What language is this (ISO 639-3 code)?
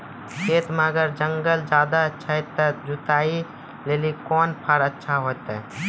mai